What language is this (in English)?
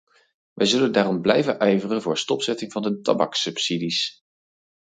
Dutch